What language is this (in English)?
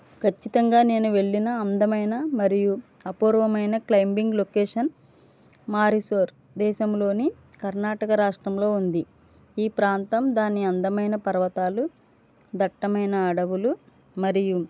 Telugu